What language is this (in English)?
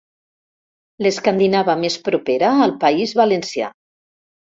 Catalan